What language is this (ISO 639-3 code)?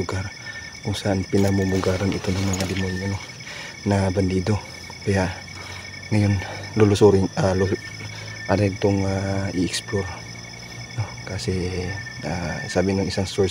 fil